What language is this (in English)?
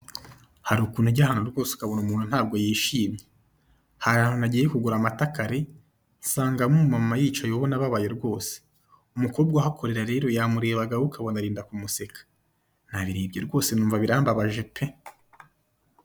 Kinyarwanda